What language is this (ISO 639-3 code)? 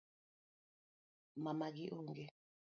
luo